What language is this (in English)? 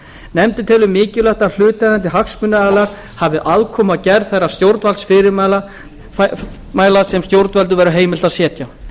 Icelandic